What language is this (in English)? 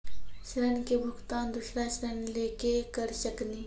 Maithili